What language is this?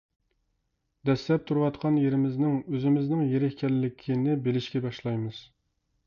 Uyghur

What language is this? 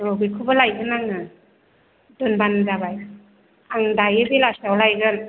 Bodo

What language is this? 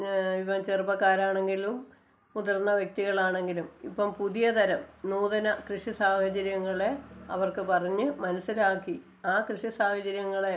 Malayalam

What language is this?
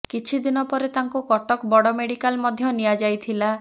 Odia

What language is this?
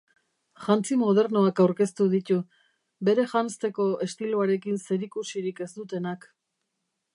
Basque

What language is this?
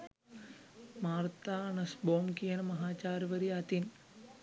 Sinhala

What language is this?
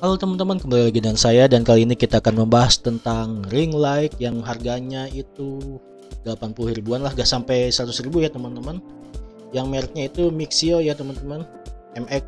Indonesian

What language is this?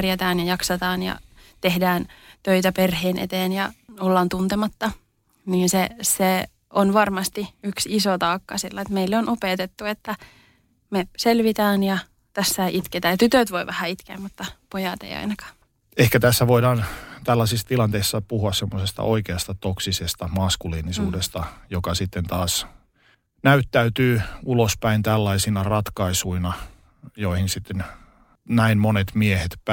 Finnish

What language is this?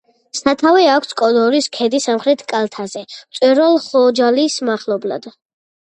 Georgian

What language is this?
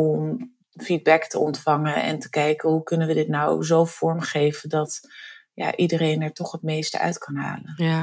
Dutch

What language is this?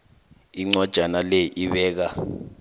South Ndebele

